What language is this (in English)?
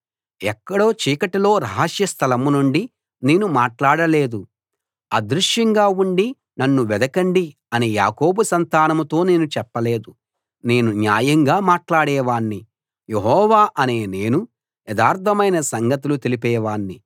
Telugu